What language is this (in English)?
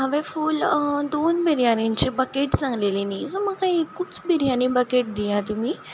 Konkani